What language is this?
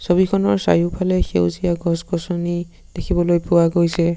Assamese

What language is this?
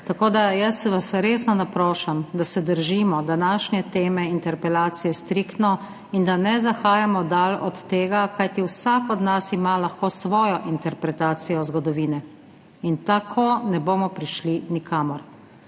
Slovenian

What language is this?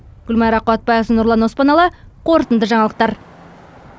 Kazakh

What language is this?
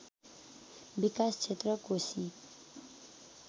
Nepali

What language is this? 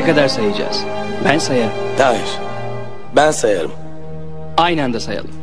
Turkish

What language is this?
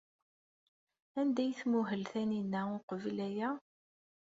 Kabyle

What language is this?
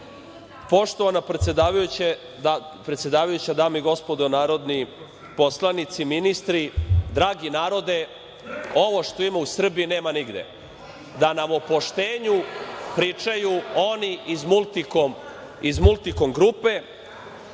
Serbian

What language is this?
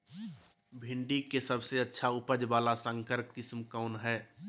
Magahi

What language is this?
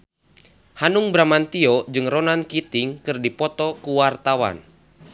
Sundanese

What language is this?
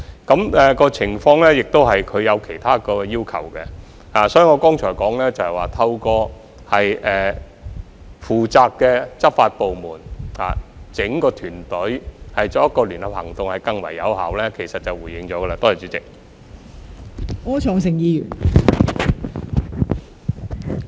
Cantonese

